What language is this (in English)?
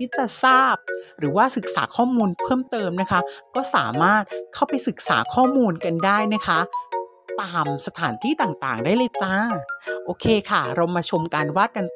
Thai